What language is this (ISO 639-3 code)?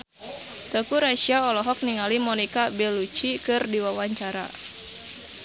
sun